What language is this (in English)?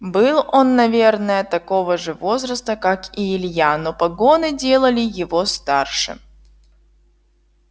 Russian